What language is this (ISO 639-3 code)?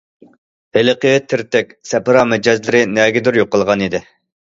uig